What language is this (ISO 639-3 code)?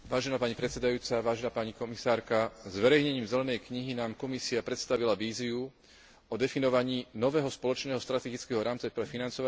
slk